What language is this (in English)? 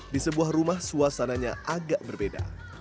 Indonesian